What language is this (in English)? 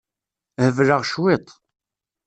Kabyle